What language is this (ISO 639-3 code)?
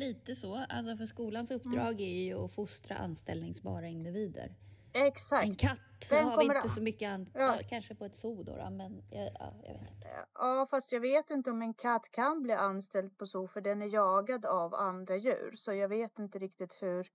swe